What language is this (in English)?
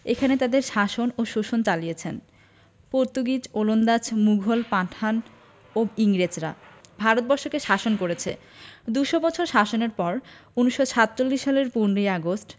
Bangla